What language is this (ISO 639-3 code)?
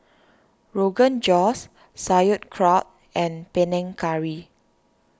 eng